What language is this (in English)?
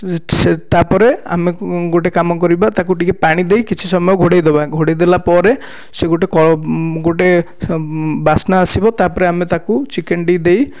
Odia